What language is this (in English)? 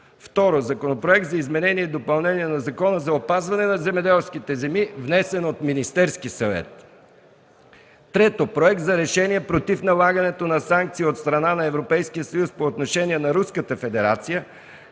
Bulgarian